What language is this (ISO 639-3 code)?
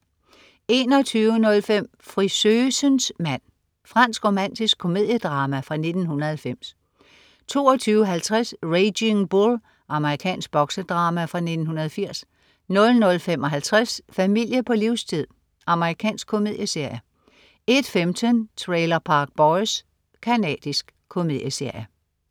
dan